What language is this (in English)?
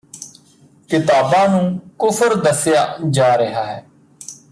Punjabi